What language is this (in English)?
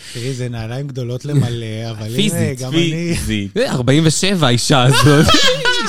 Hebrew